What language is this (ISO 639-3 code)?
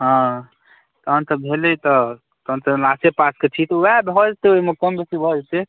mai